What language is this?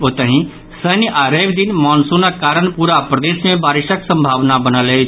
Maithili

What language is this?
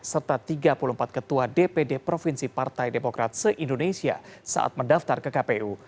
Indonesian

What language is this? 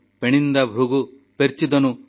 Odia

